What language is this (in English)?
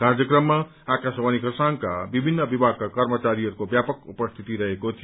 Nepali